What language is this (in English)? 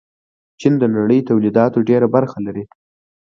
Pashto